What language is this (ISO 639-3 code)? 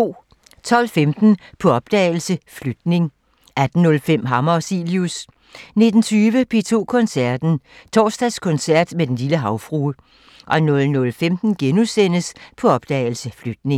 dan